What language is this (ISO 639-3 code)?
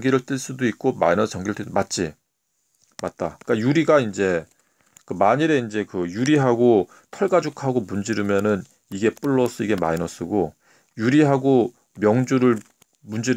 kor